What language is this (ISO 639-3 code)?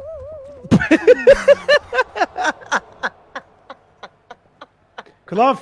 tur